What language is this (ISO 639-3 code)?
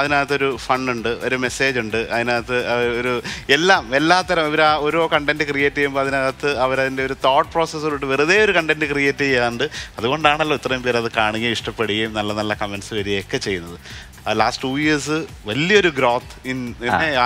mal